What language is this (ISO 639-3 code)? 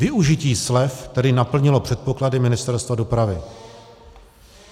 ces